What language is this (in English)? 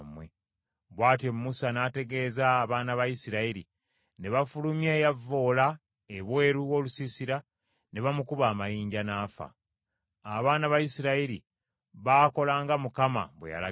Ganda